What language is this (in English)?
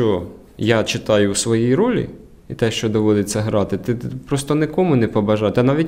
Ukrainian